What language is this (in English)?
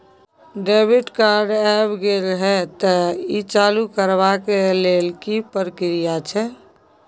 Maithili